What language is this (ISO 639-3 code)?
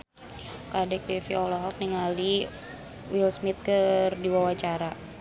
sun